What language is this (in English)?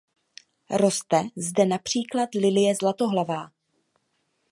Czech